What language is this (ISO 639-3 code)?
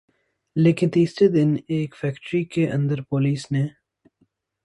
urd